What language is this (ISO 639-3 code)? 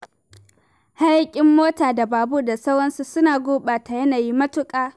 hau